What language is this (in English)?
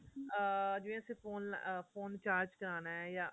Punjabi